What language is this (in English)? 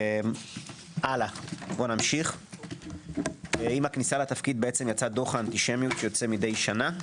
Hebrew